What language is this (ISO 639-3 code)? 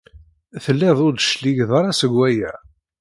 kab